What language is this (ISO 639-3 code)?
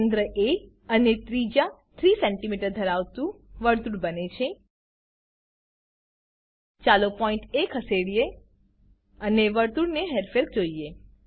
guj